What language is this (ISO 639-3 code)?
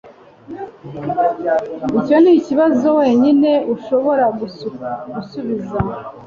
kin